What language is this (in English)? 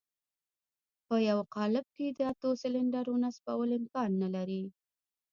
Pashto